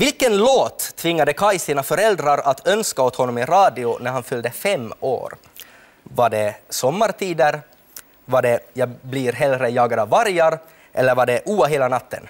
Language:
Swedish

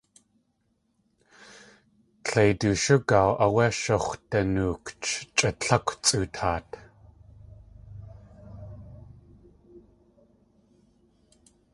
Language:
Tlingit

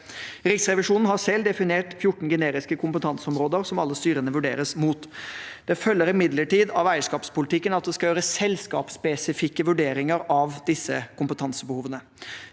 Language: Norwegian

